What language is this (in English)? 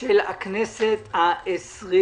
Hebrew